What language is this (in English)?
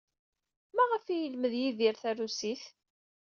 Kabyle